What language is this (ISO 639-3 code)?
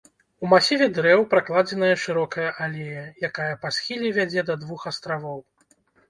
bel